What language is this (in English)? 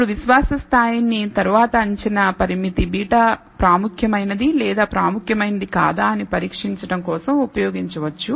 Telugu